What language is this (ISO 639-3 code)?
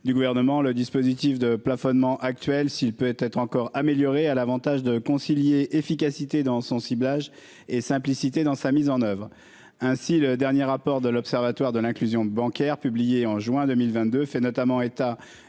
fra